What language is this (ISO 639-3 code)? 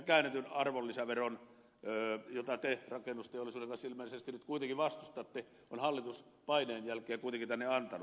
fin